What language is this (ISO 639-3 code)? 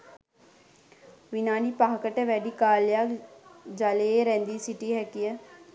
sin